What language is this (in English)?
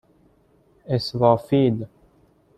Persian